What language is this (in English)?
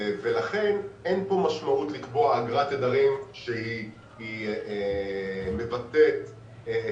Hebrew